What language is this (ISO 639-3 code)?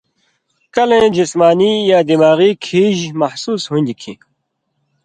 mvy